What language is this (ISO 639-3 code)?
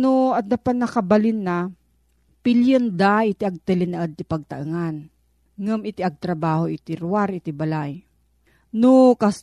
fil